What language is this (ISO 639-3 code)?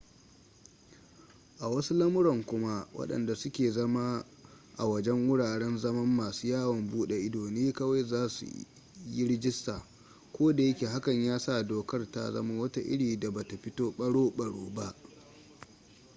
hau